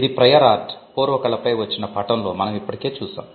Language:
Telugu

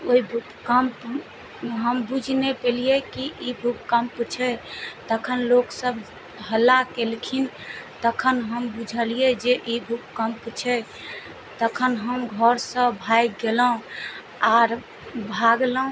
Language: Maithili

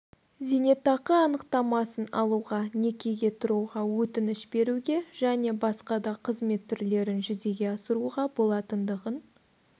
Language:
Kazakh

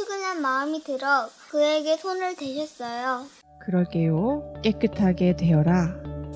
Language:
Korean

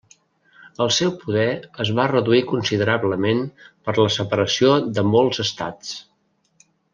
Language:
Catalan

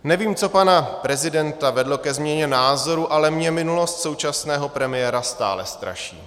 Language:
Czech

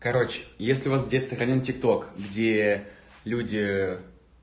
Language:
Russian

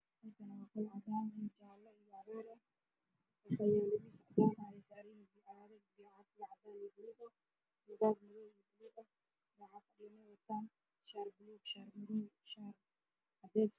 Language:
Somali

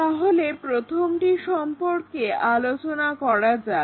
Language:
Bangla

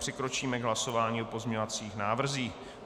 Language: Czech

